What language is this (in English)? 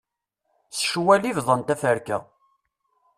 Kabyle